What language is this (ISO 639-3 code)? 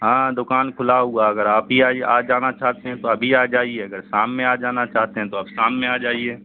urd